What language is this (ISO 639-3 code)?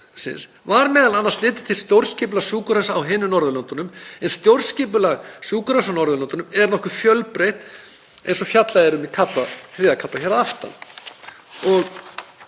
isl